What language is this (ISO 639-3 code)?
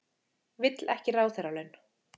isl